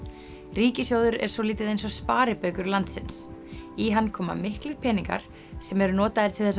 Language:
Icelandic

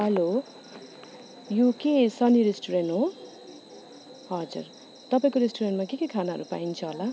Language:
Nepali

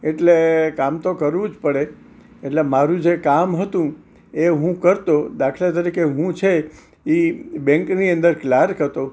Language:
Gujarati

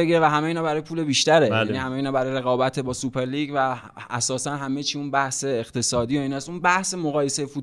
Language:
Persian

